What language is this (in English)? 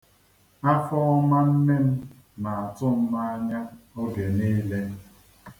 Igbo